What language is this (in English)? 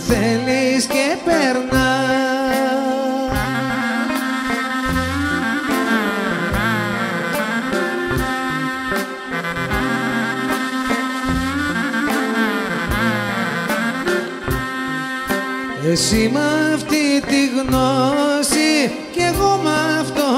Greek